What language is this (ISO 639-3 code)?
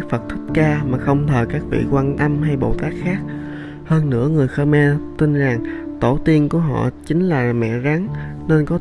vie